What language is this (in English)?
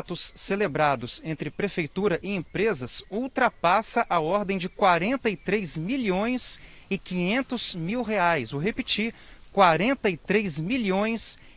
Portuguese